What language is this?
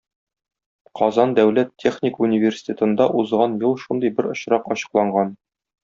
Tatar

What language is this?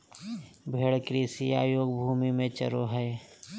Magahi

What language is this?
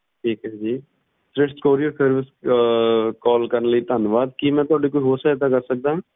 Punjabi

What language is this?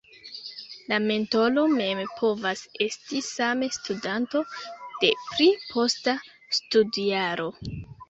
Esperanto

